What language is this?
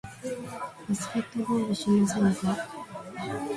Japanese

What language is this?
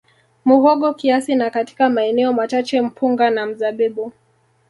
Swahili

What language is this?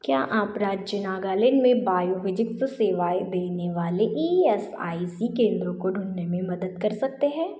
Hindi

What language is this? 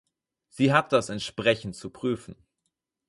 German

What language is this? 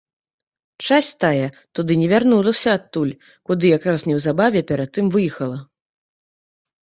Belarusian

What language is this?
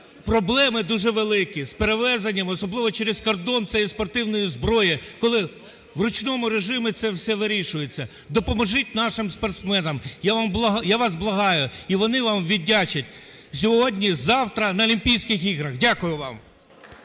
Ukrainian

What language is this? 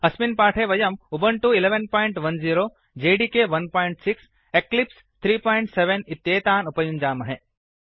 Sanskrit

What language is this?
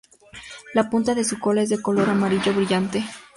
Spanish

